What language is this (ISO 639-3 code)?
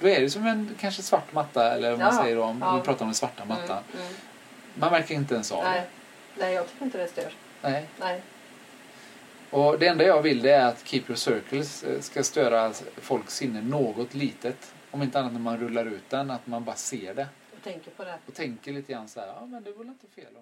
swe